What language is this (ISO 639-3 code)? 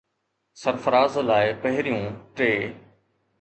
snd